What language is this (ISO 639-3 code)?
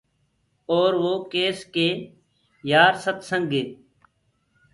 ggg